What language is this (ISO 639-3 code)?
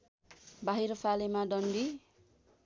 nep